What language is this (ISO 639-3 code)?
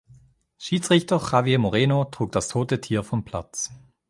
deu